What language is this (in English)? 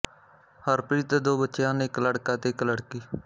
Punjabi